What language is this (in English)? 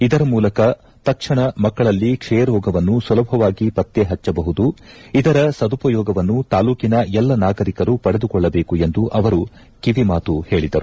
Kannada